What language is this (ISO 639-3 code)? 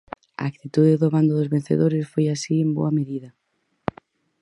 glg